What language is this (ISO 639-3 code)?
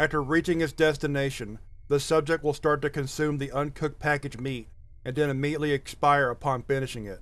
eng